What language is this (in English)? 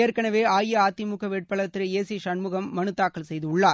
Tamil